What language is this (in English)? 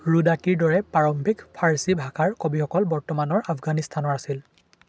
Assamese